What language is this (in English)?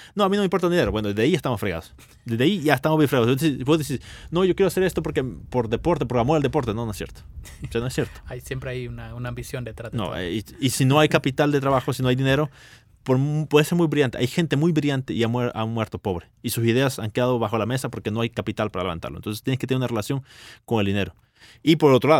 Spanish